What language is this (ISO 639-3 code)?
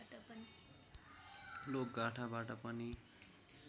nep